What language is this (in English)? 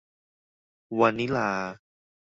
Thai